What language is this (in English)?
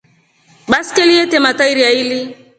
Rombo